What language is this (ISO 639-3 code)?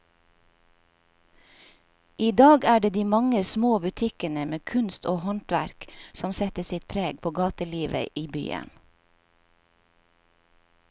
nor